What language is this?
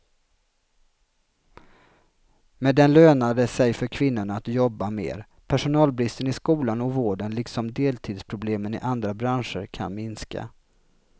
Swedish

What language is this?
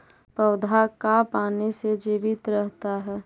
Magahi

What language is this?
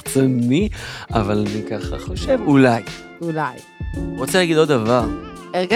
Hebrew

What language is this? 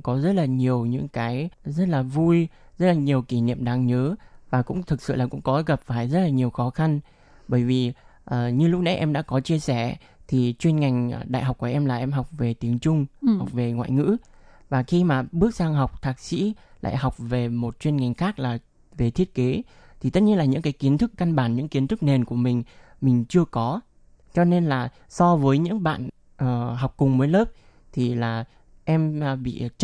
Vietnamese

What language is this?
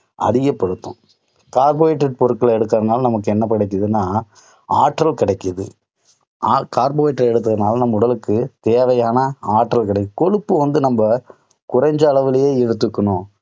Tamil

